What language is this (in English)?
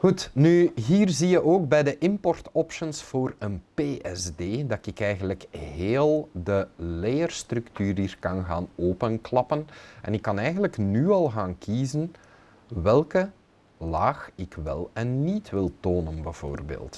Dutch